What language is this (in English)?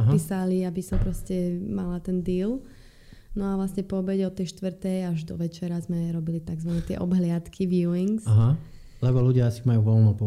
Slovak